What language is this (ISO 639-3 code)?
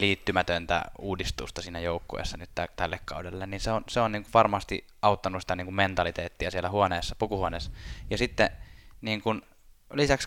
fin